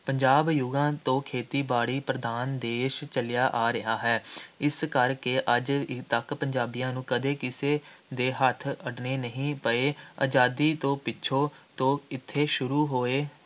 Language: Punjabi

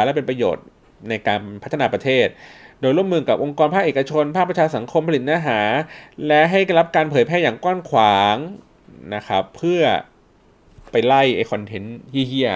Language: Thai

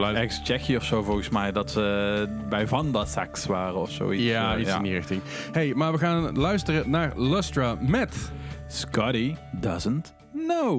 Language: Dutch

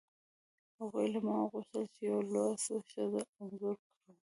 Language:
Pashto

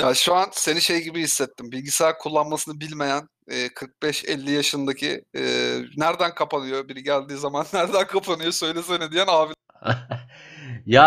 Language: Turkish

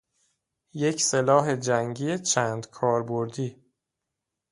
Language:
Persian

